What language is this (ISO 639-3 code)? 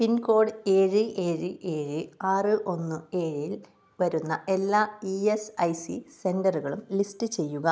mal